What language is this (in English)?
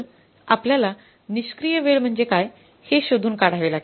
Marathi